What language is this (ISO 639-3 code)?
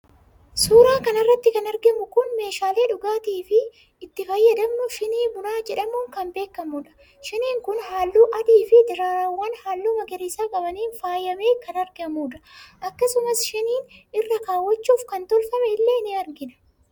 orm